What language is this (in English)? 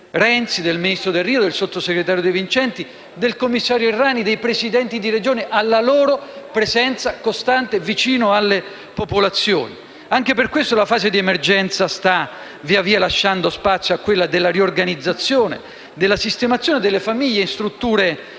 Italian